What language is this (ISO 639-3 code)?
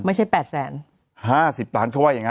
tha